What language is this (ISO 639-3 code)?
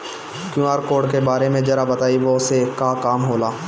bho